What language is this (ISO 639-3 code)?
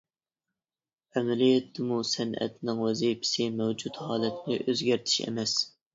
uig